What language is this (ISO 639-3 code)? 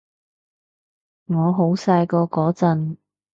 yue